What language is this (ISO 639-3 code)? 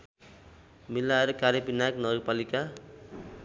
nep